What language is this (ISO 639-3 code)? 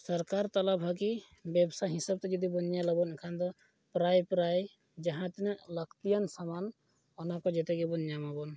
sat